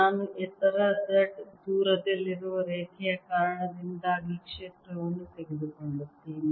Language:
Kannada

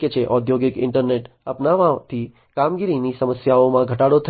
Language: Gujarati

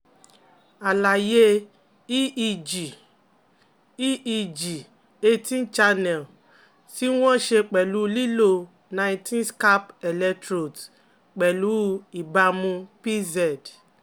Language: Yoruba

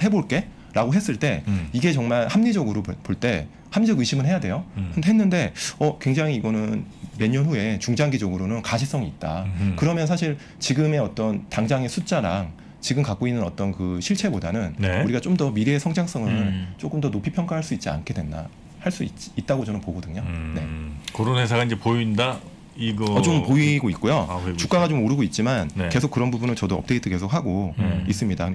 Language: Korean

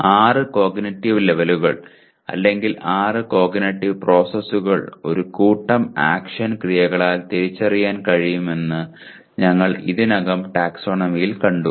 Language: Malayalam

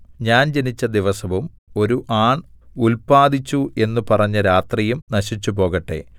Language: Malayalam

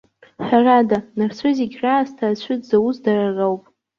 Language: Abkhazian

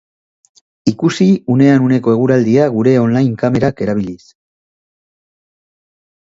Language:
Basque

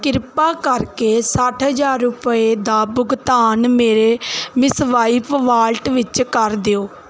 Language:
Punjabi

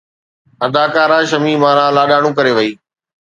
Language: Sindhi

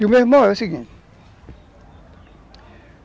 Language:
Portuguese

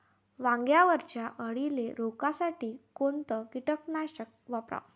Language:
Marathi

